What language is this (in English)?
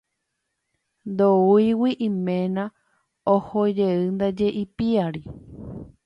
Guarani